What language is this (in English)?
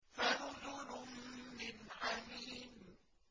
Arabic